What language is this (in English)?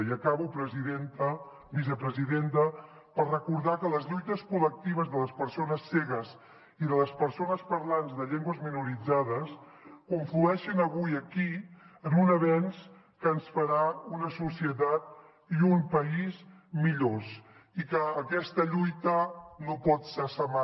Catalan